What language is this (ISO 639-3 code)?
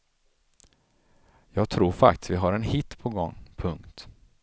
swe